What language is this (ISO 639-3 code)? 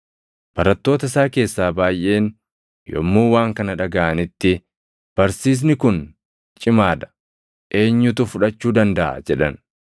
orm